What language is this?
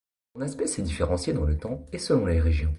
French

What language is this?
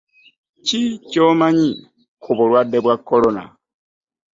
Ganda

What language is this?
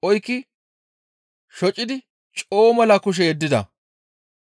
Gamo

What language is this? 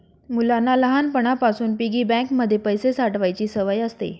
Marathi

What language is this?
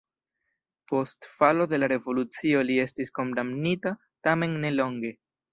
Esperanto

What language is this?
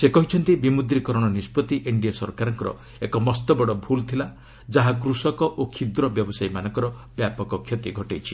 Odia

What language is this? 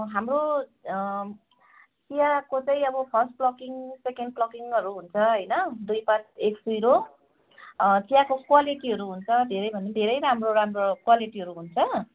Nepali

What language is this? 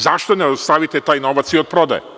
Serbian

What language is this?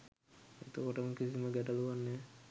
Sinhala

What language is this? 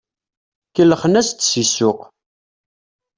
Kabyle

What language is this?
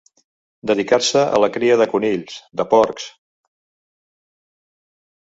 Catalan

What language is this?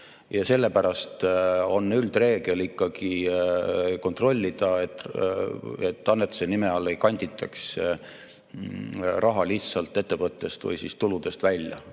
Estonian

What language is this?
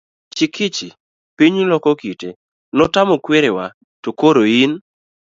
Luo (Kenya and Tanzania)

